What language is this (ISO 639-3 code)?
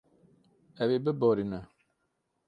kur